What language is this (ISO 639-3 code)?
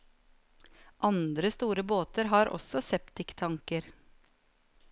nor